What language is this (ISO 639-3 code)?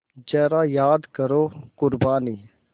hin